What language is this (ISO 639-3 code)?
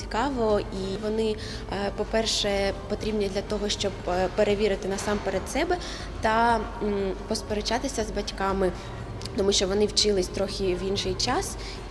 ukr